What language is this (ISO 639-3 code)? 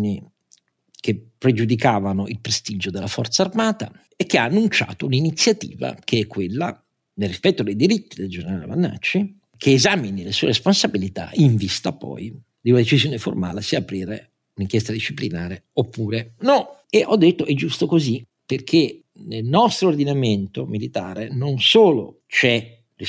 ita